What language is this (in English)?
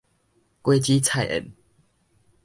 Min Nan Chinese